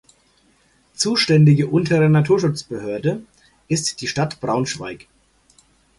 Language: German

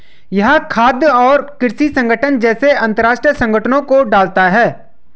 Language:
Hindi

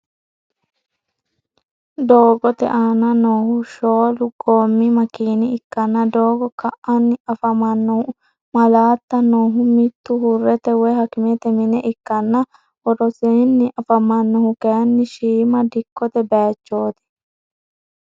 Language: Sidamo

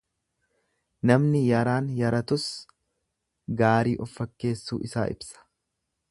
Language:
Oromo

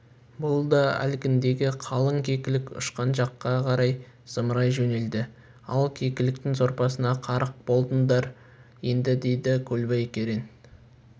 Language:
Kazakh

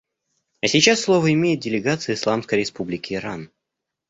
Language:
Russian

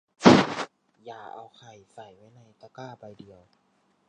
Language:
Thai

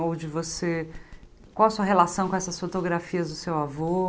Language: Portuguese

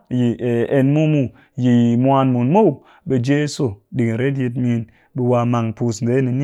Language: Cakfem-Mushere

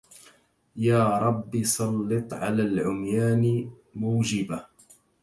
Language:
Arabic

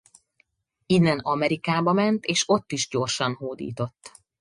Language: Hungarian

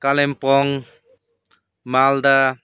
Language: Nepali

